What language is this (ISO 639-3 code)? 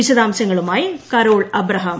mal